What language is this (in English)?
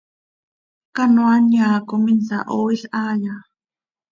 Seri